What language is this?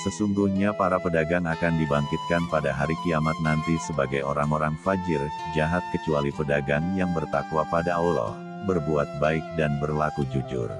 Indonesian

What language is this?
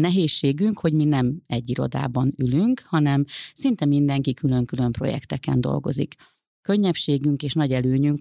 Hungarian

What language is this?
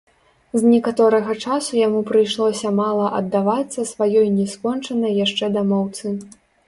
Belarusian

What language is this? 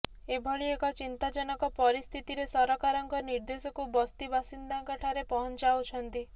Odia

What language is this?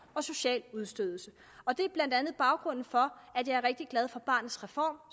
Danish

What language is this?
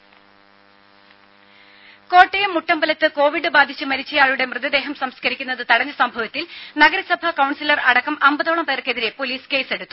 Malayalam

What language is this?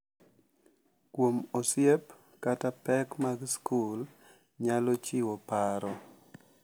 Luo (Kenya and Tanzania)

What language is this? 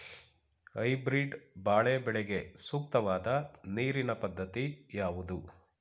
Kannada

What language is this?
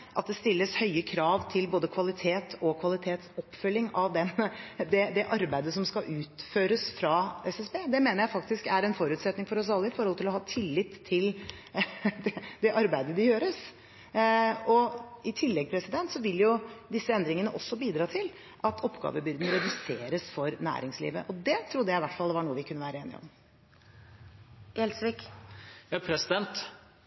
Norwegian Bokmål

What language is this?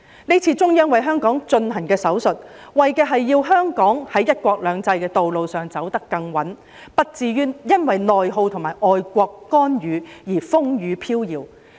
Cantonese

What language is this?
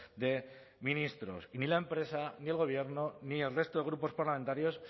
Spanish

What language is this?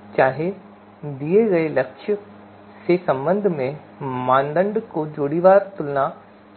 Hindi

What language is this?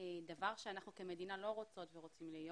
Hebrew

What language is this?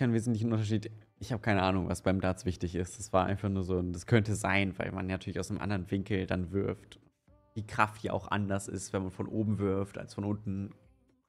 German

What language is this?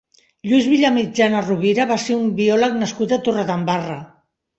Catalan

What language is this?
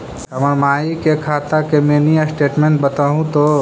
Magahi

